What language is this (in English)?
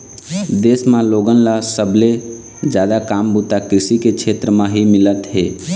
Chhattisgarhi